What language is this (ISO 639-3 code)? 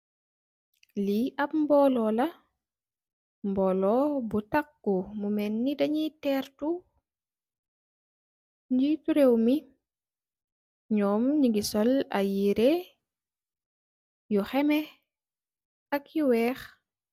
wol